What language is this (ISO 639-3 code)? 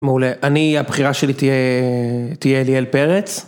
heb